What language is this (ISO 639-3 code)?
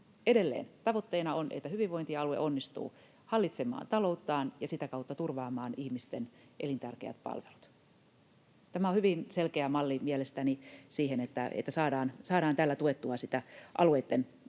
fin